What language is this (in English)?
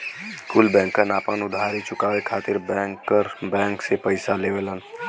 Bhojpuri